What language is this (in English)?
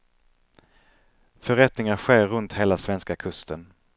Swedish